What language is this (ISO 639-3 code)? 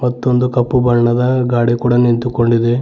kan